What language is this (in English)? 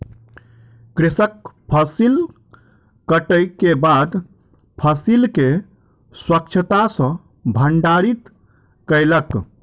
Maithili